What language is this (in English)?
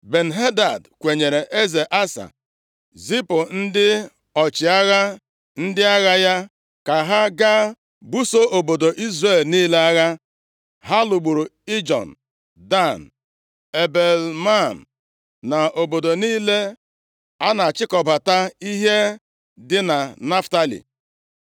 Igbo